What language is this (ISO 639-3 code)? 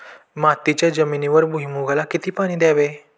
mar